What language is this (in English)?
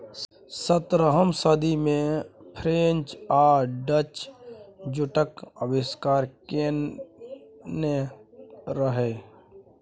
Maithili